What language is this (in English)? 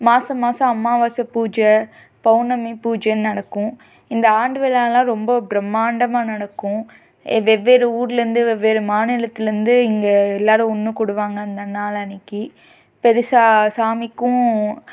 Tamil